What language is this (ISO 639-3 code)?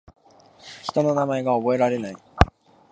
jpn